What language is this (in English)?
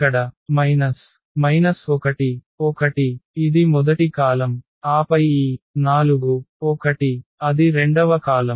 Telugu